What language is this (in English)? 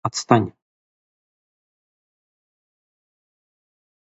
Russian